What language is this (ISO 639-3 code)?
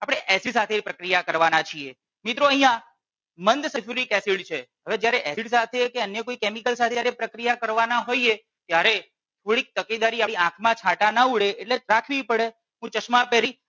guj